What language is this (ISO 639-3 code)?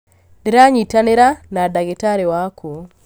kik